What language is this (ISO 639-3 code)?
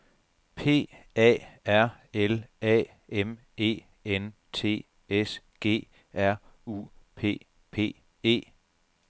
dan